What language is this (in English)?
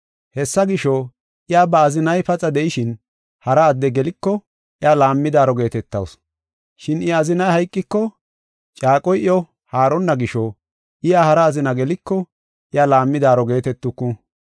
Gofa